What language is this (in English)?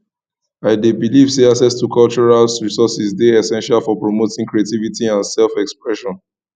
Nigerian Pidgin